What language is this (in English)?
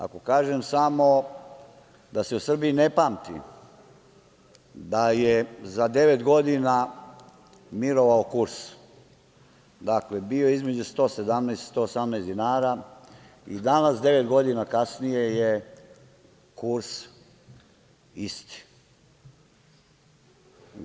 Serbian